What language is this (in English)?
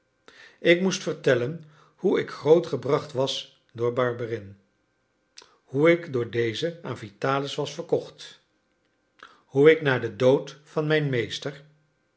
Dutch